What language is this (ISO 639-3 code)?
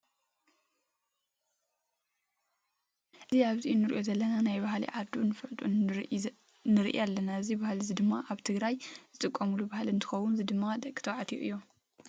tir